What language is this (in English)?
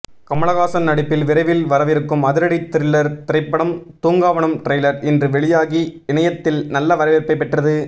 Tamil